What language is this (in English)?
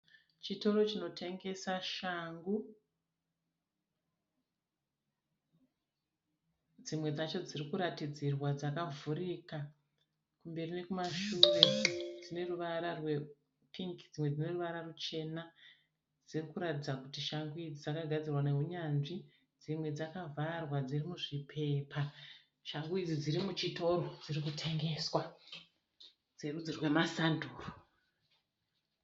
Shona